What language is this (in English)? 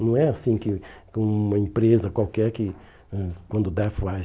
Portuguese